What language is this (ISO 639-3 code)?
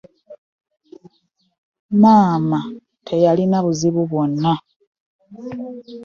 lug